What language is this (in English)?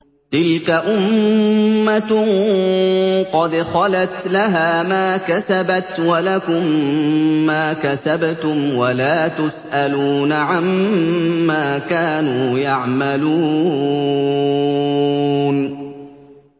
Arabic